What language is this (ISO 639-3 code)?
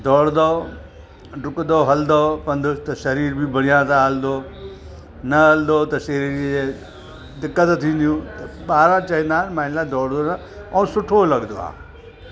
snd